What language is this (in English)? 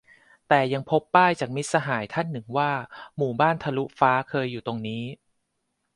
Thai